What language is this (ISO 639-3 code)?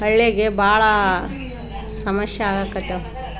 kan